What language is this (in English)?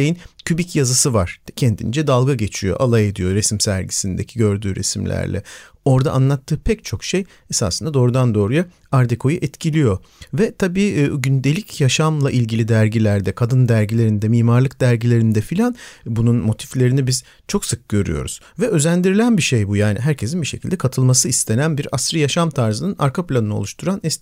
Turkish